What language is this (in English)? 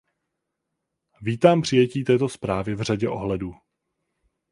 Czech